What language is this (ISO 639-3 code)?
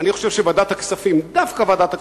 heb